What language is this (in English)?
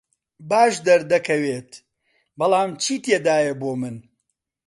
Central Kurdish